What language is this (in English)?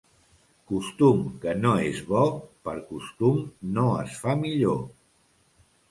Catalan